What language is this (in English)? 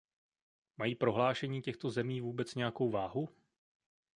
Czech